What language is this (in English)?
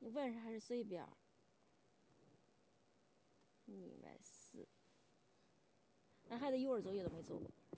Chinese